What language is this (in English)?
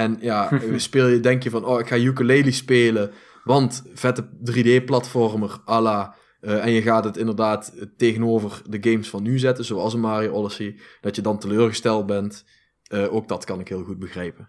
Dutch